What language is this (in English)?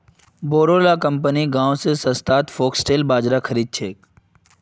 Magahi